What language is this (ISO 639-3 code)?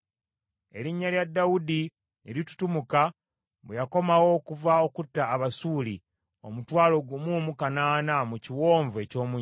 lug